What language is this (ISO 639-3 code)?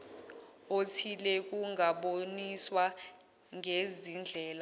zul